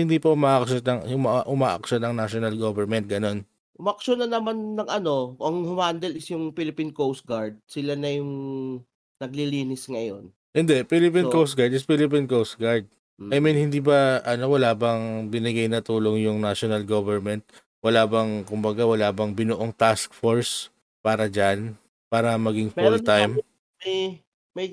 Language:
Filipino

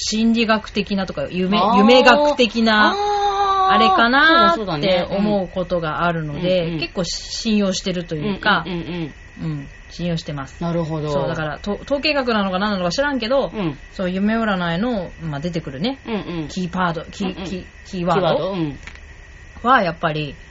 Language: Japanese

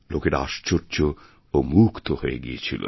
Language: Bangla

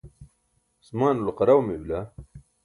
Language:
Burushaski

